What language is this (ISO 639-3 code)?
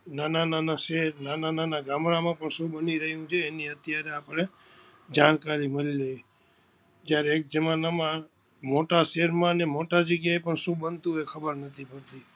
guj